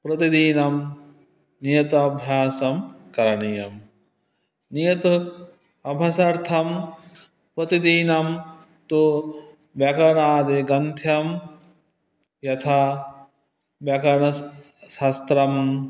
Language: Sanskrit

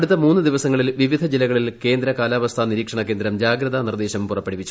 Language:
Malayalam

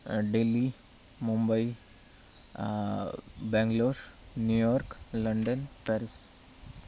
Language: Sanskrit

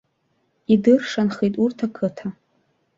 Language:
Abkhazian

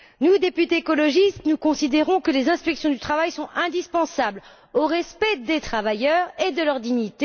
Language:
French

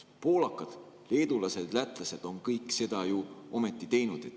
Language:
Estonian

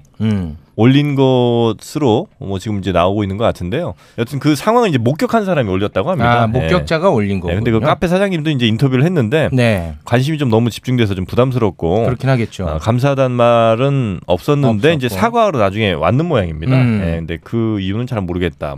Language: Korean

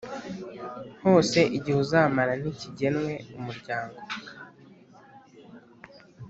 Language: Kinyarwanda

